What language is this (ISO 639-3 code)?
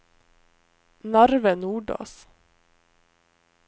nor